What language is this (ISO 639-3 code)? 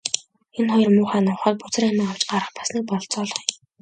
mon